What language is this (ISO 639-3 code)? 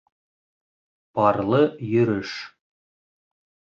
bak